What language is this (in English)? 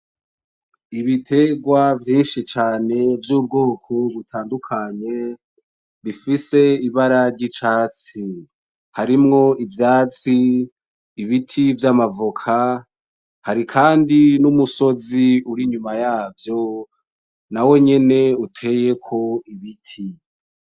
Rundi